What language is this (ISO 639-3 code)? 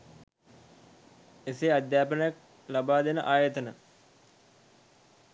sin